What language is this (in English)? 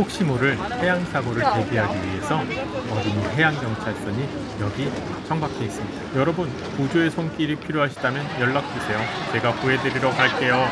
Korean